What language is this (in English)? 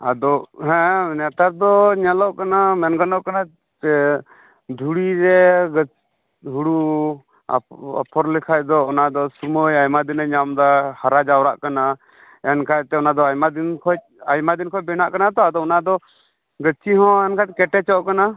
Santali